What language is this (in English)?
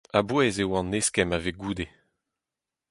Breton